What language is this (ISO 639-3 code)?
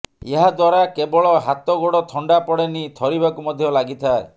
ori